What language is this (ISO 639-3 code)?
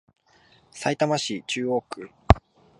jpn